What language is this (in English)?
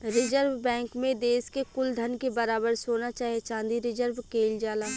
Bhojpuri